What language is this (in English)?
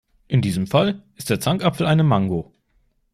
German